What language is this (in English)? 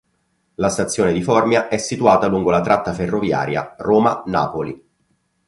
Italian